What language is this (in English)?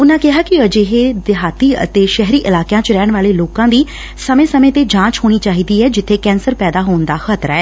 Punjabi